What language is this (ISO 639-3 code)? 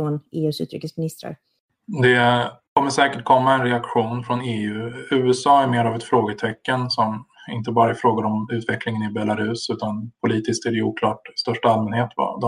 swe